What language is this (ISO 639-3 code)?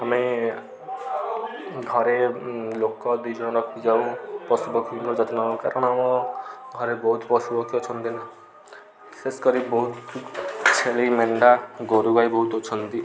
ori